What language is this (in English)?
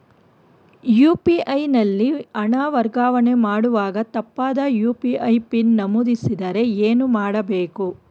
Kannada